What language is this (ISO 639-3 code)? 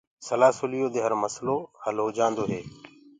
ggg